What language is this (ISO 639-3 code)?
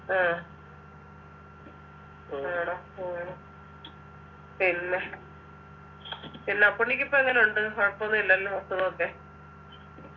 mal